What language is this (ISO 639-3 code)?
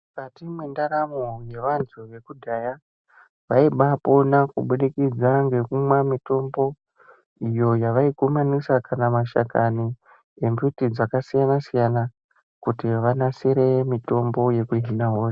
ndc